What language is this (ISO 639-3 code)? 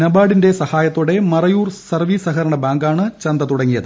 mal